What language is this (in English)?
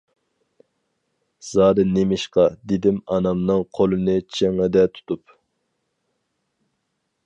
Uyghur